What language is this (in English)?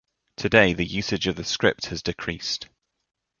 English